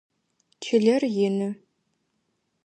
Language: Adyghe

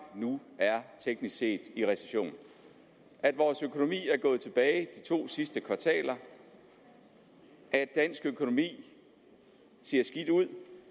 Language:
Danish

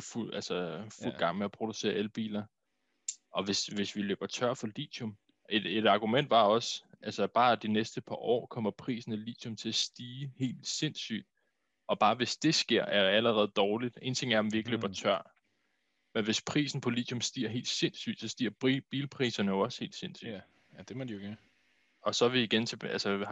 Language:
Danish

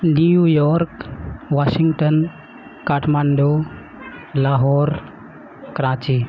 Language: Urdu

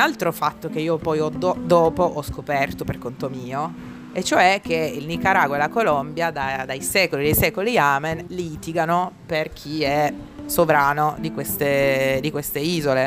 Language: Italian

